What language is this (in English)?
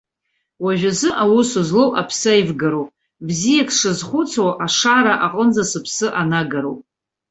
Abkhazian